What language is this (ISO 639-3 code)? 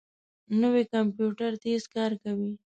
pus